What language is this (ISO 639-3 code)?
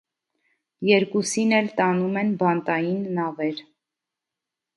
hye